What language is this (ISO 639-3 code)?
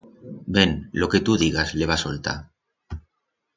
arg